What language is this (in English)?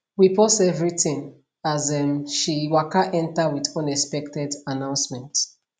Nigerian Pidgin